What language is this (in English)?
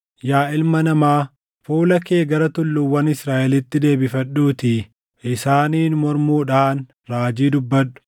Oromo